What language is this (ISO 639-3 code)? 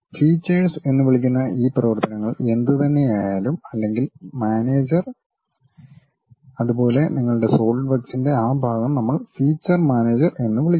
mal